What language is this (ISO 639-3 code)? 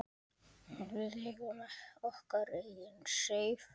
isl